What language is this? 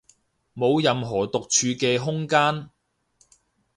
Cantonese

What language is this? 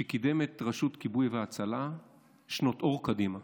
Hebrew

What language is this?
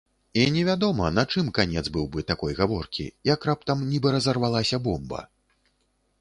Belarusian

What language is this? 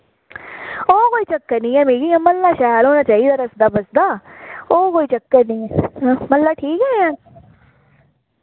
Dogri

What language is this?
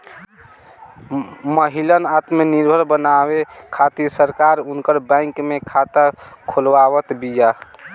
Bhojpuri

